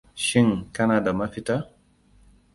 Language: Hausa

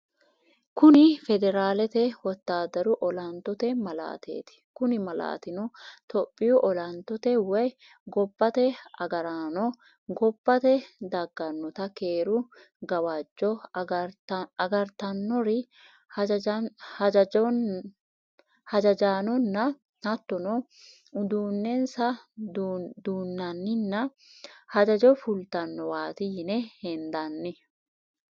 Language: Sidamo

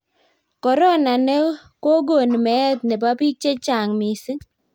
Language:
Kalenjin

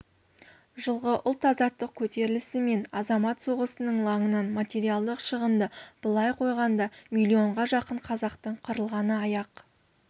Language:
Kazakh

